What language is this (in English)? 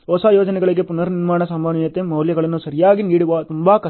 Kannada